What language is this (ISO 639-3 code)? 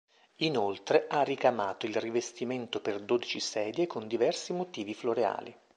ita